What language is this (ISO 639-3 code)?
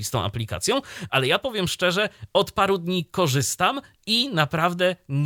pol